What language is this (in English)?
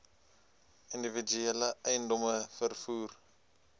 Afrikaans